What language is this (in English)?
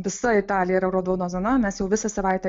Lithuanian